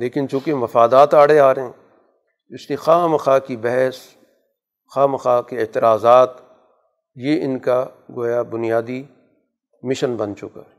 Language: Urdu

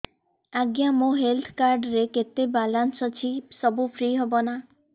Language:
Odia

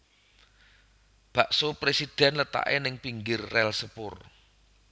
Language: Javanese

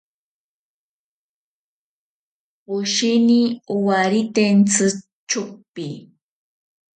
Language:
Ashéninka Perené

